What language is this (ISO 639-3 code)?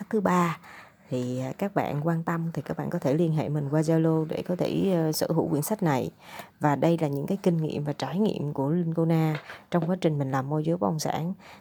vie